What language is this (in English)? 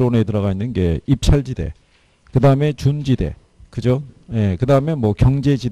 Korean